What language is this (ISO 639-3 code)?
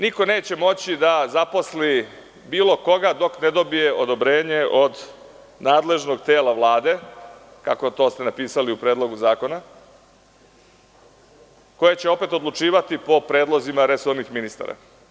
srp